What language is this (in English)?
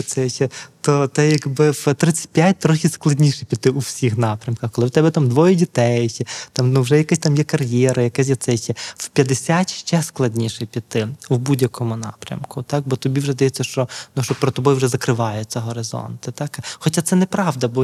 Ukrainian